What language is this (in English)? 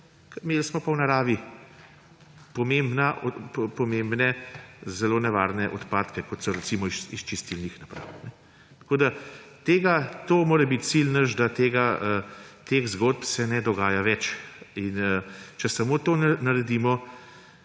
Slovenian